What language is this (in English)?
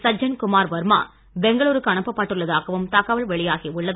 Tamil